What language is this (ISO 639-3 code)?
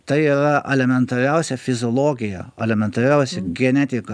lit